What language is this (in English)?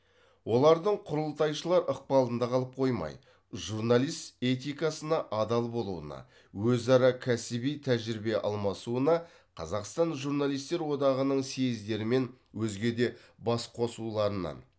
Kazakh